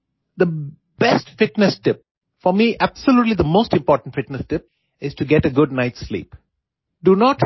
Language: Gujarati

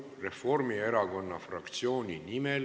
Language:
Estonian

